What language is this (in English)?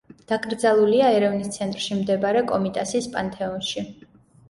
Georgian